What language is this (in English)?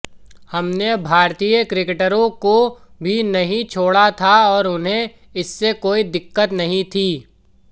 Hindi